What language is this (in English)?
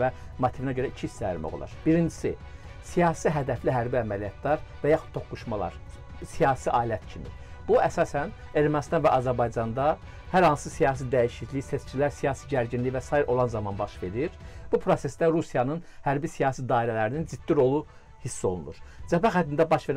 Turkish